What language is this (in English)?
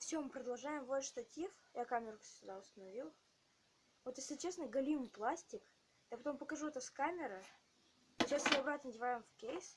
Russian